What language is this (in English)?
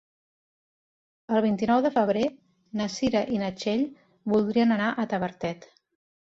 Catalan